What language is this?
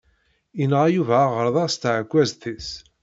Kabyle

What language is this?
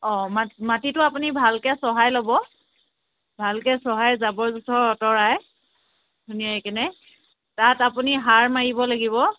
Assamese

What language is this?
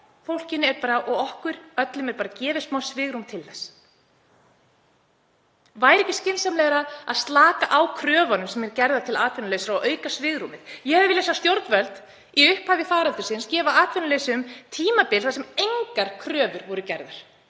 Icelandic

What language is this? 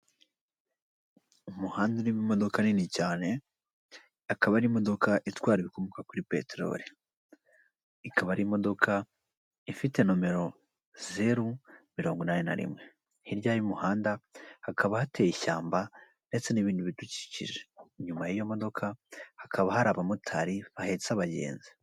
Kinyarwanda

